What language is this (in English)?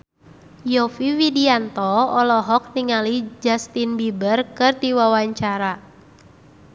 Sundanese